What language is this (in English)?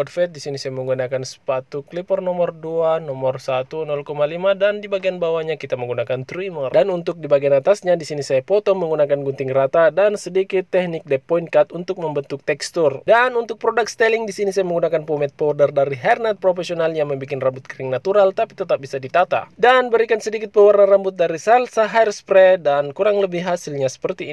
Indonesian